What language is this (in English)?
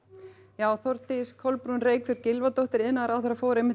Icelandic